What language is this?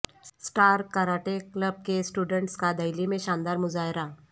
Urdu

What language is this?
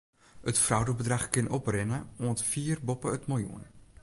Western Frisian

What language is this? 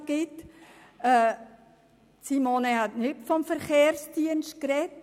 Swiss German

